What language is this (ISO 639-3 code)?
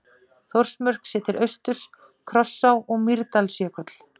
isl